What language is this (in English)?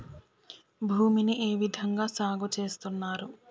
Telugu